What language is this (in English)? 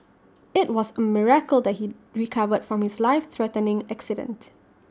English